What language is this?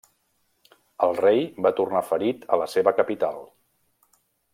Catalan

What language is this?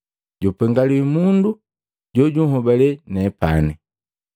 Matengo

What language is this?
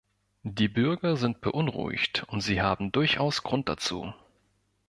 German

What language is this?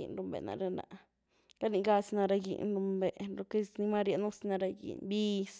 Güilá Zapotec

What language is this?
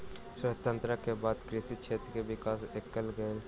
Maithili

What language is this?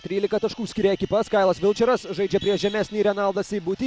Lithuanian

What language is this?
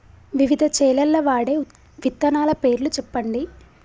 Telugu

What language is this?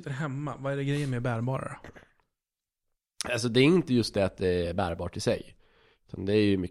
Swedish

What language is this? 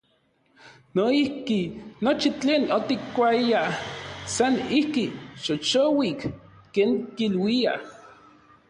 Orizaba Nahuatl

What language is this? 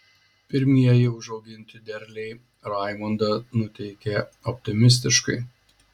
Lithuanian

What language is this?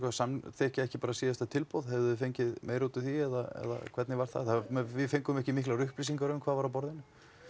Icelandic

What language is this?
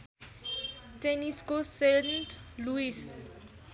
Nepali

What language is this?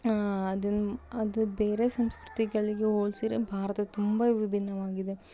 Kannada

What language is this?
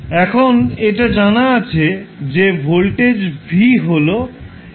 Bangla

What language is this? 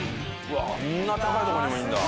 Japanese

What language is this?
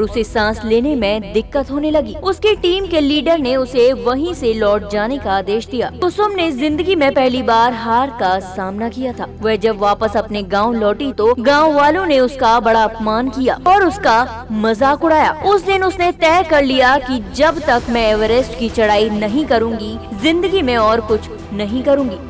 Hindi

